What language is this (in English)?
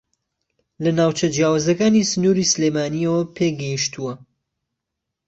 Central Kurdish